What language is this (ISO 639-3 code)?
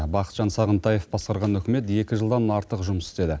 kaz